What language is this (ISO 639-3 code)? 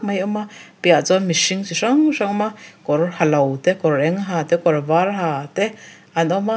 lus